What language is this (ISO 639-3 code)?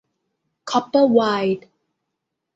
tha